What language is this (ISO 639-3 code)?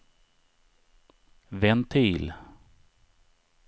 swe